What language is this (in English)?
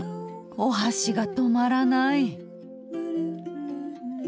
Japanese